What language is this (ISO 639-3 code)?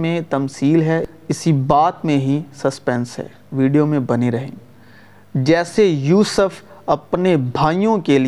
urd